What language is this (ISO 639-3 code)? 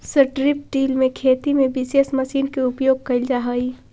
mag